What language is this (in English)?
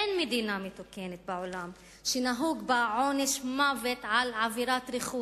Hebrew